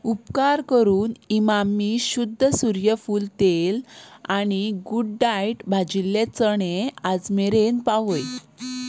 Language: Konkani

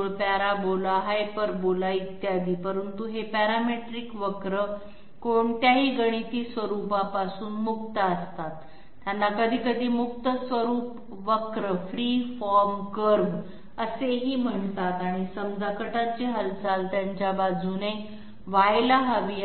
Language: Marathi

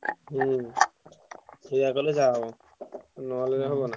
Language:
Odia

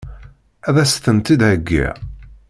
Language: Kabyle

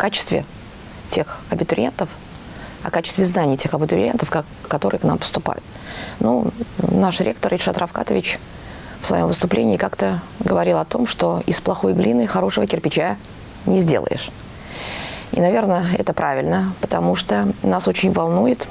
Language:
Russian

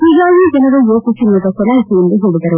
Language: Kannada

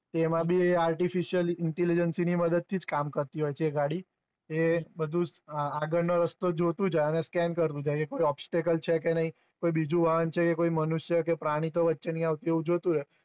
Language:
Gujarati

